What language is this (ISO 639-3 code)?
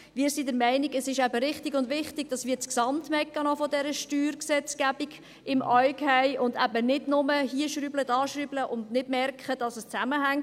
gsw